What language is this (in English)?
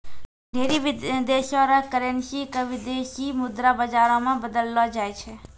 Maithili